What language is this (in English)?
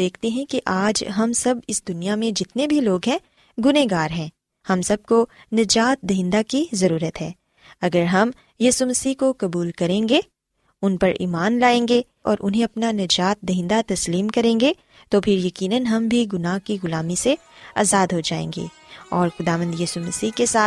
Urdu